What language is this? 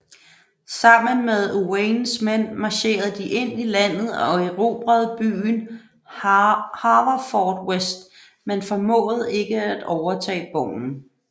Danish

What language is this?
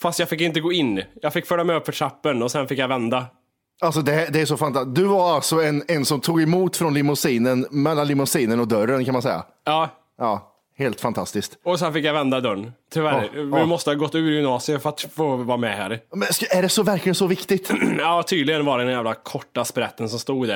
Swedish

